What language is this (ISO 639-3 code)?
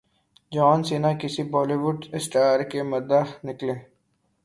urd